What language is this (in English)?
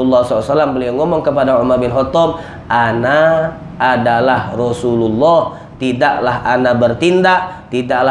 Indonesian